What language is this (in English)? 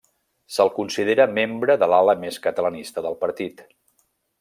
Catalan